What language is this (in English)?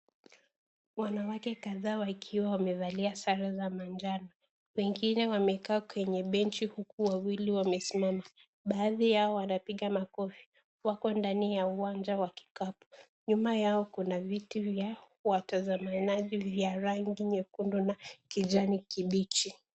Swahili